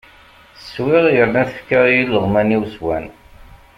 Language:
Kabyle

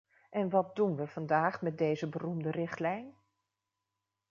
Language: Dutch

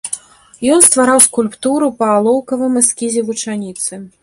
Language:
Belarusian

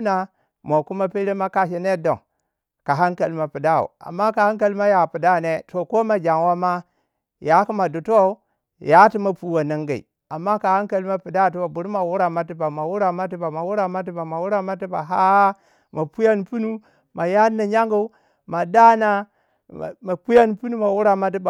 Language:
Waja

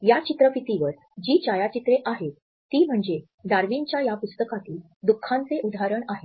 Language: Marathi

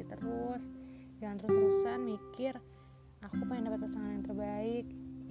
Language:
Indonesian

